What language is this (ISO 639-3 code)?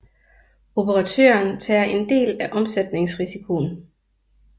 dan